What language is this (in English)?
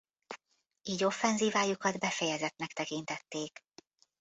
Hungarian